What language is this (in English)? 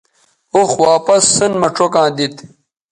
Bateri